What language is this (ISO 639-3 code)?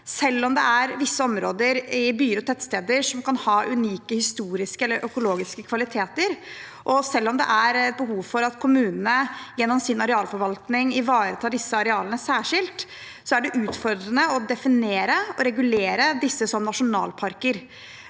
nor